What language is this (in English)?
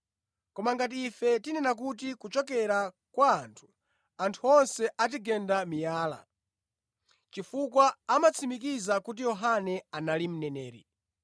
Nyanja